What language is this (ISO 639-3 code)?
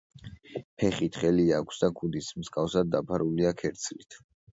kat